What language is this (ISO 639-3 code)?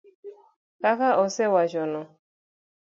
luo